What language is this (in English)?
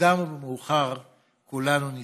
Hebrew